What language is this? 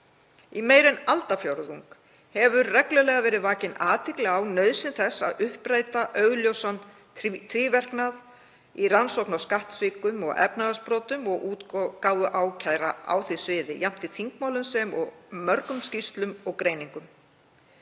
Icelandic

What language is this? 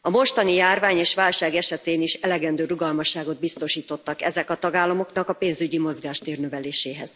Hungarian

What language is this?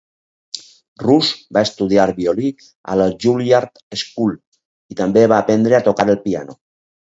Catalan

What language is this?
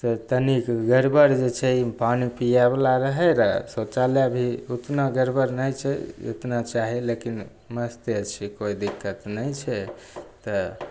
Maithili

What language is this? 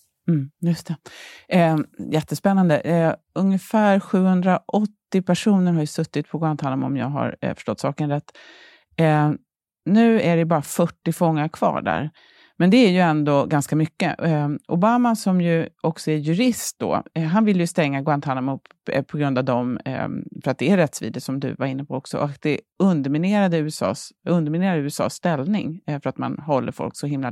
Swedish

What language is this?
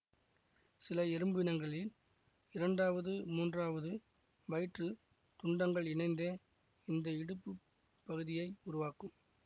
Tamil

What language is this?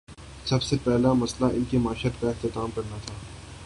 Urdu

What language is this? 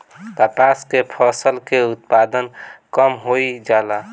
Bhojpuri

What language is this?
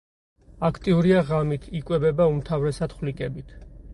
Georgian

